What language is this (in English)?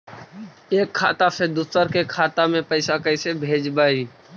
Magahi